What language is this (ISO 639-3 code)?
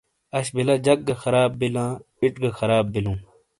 scl